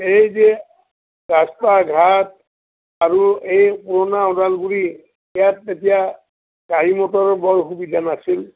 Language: Assamese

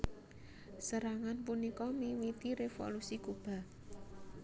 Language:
Javanese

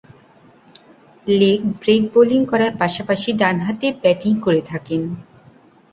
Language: Bangla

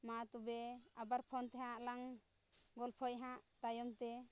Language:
Santali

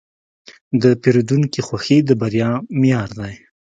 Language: Pashto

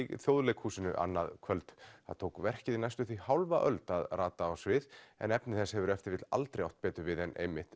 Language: Icelandic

